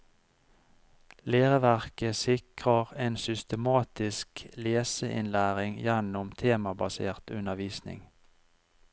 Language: Norwegian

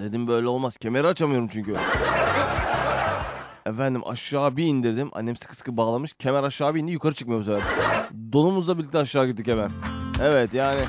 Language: Turkish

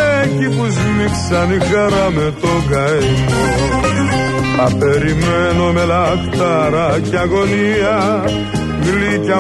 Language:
Greek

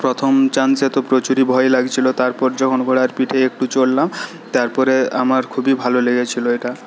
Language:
Bangla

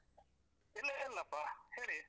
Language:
Kannada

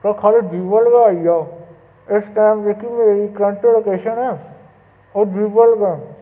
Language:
Dogri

